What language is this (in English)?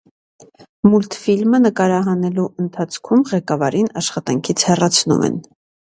Armenian